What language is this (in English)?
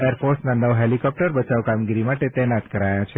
Gujarati